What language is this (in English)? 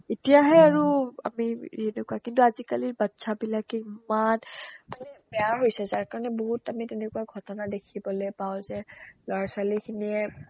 Assamese